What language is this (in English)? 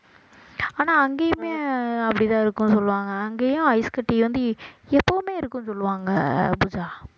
Tamil